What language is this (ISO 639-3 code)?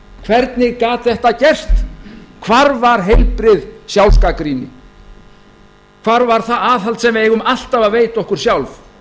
isl